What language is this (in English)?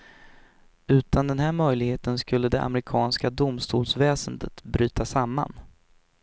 Swedish